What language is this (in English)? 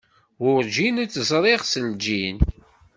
Kabyle